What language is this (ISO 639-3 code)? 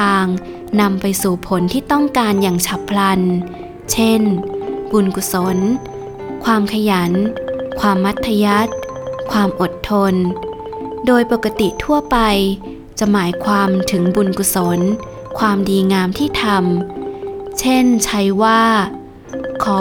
tha